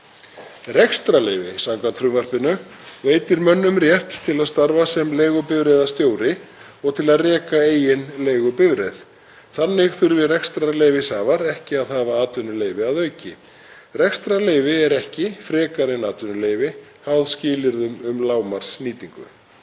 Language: Icelandic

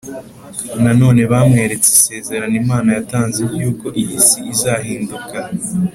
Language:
Kinyarwanda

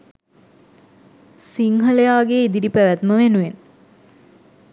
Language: Sinhala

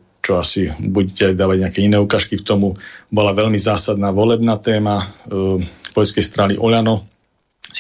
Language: Slovak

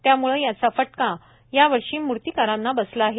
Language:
Marathi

